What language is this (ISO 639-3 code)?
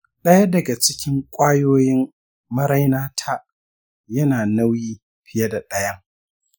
hau